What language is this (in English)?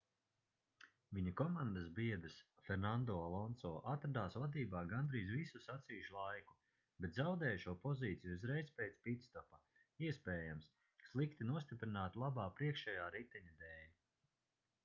Latvian